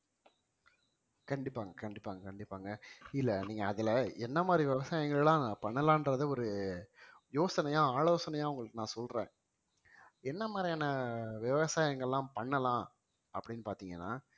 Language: Tamil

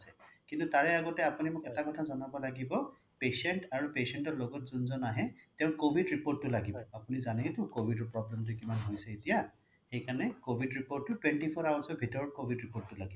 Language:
Assamese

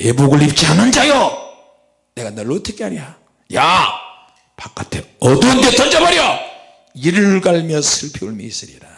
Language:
Korean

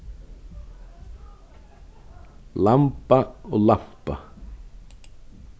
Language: Faroese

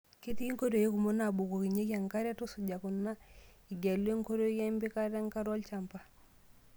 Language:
Masai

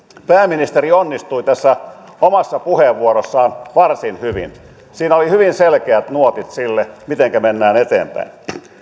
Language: Finnish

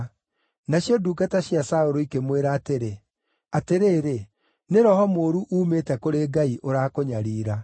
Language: Kikuyu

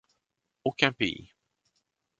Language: French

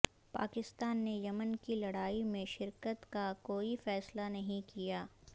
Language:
Urdu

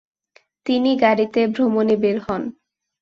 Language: Bangla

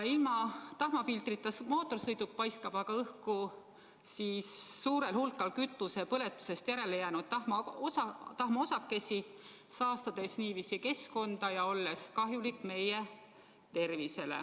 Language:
Estonian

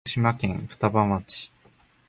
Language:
Japanese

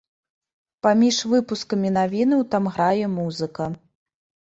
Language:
Belarusian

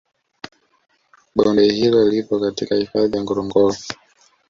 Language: Swahili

